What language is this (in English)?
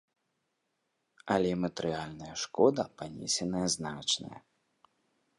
Belarusian